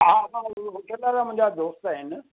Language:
Sindhi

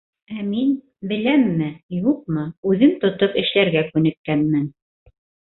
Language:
Bashkir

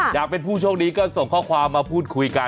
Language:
Thai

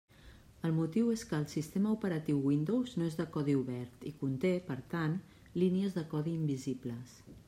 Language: Catalan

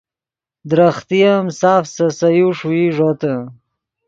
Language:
Yidgha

